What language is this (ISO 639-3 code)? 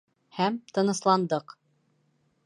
bak